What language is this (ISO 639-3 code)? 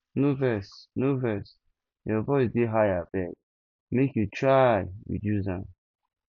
pcm